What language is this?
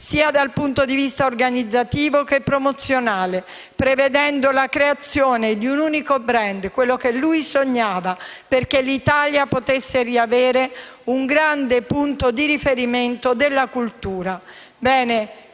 Italian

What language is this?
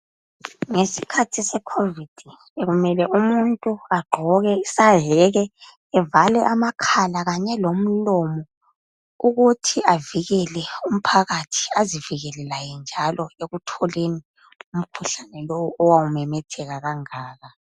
North Ndebele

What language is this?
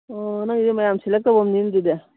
Manipuri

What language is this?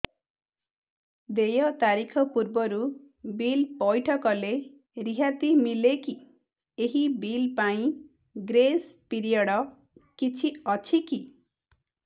Odia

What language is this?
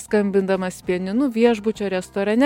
Lithuanian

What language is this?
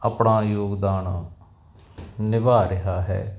Punjabi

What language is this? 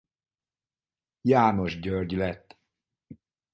Hungarian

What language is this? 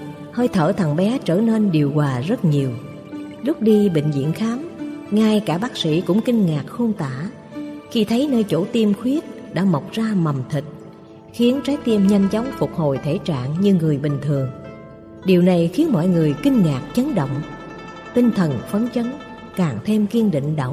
Vietnamese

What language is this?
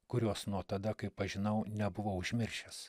Lithuanian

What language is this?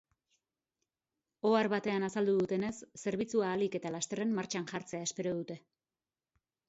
Basque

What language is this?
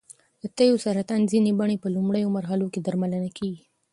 Pashto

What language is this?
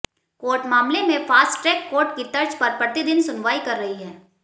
Hindi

